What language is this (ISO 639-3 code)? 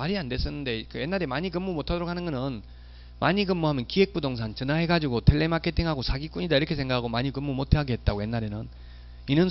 kor